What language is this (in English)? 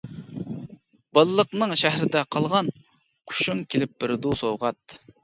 Uyghur